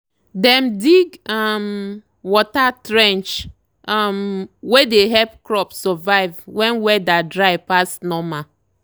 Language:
Nigerian Pidgin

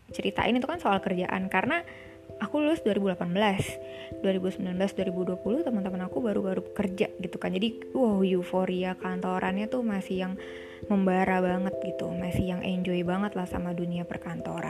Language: Indonesian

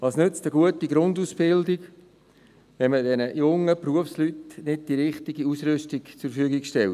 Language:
Swiss German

